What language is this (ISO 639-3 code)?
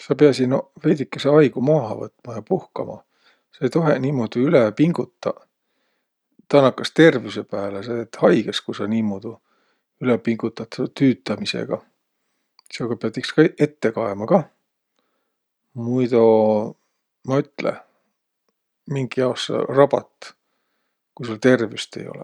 vro